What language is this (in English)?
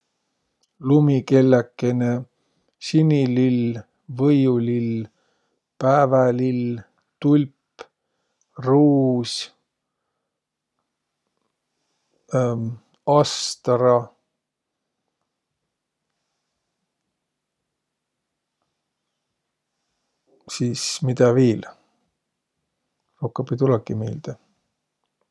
Võro